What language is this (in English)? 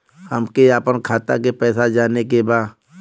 Bhojpuri